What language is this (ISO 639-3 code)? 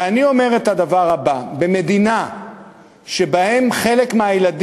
heb